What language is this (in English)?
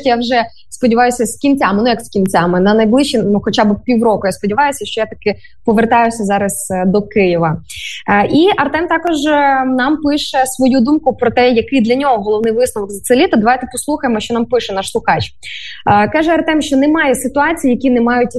Ukrainian